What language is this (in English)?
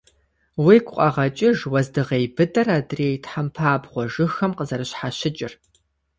Kabardian